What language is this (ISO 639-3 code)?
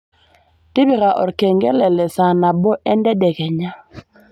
mas